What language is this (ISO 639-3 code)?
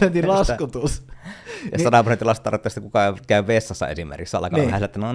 fin